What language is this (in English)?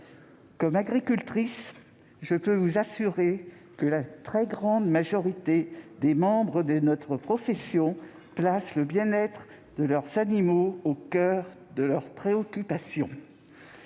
French